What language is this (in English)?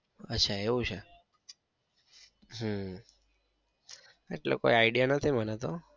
Gujarati